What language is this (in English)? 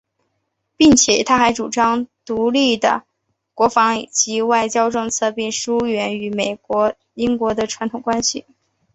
Chinese